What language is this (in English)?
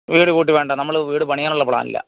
Malayalam